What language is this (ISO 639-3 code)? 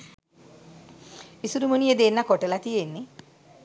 sin